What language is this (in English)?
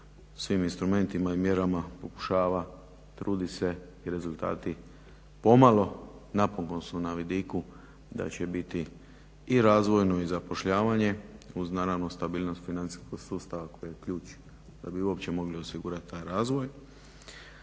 Croatian